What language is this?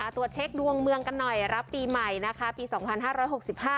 Thai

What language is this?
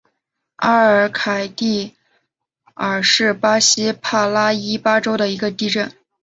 Chinese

